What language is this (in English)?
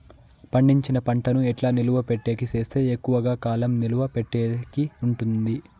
Telugu